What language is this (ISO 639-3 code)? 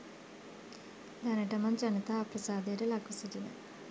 sin